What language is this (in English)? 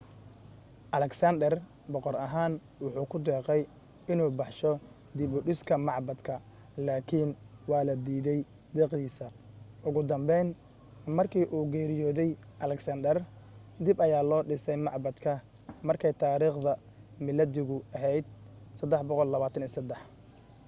Somali